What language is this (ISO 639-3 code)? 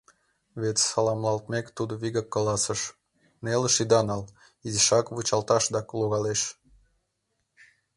chm